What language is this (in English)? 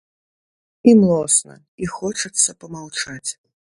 Belarusian